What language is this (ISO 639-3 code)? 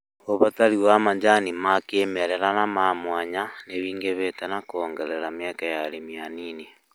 kik